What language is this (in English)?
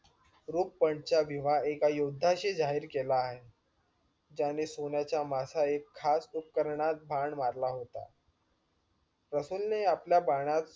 Marathi